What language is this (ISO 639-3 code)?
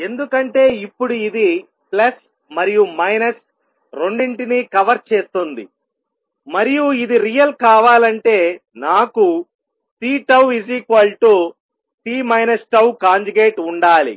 tel